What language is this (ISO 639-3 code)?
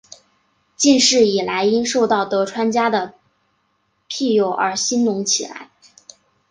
zho